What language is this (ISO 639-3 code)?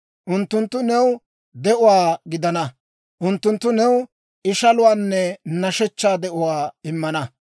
dwr